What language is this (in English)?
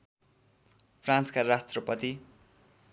Nepali